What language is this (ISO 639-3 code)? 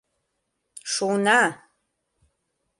chm